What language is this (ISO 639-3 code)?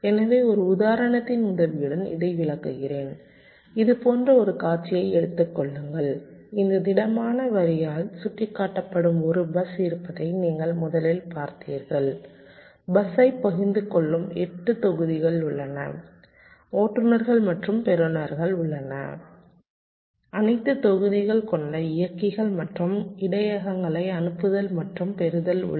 tam